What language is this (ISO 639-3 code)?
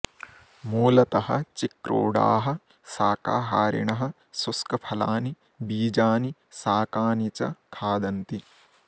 san